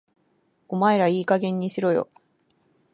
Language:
Japanese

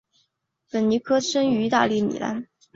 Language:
Chinese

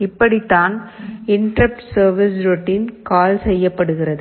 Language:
Tamil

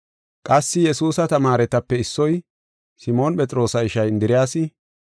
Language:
Gofa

